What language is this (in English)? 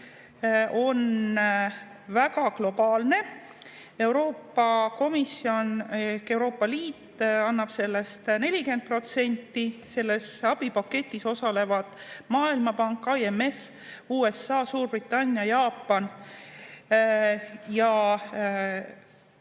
Estonian